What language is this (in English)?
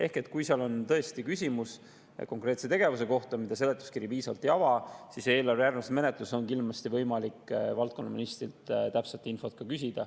Estonian